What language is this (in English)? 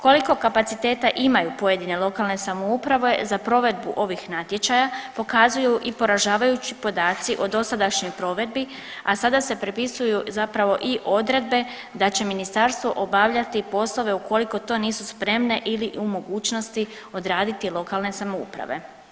Croatian